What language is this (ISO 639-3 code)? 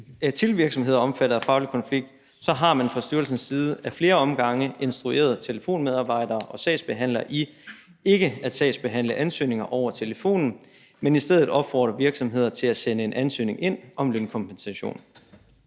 dan